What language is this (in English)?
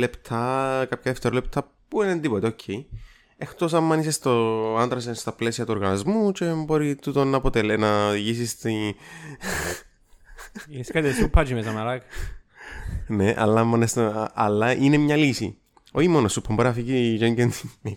Greek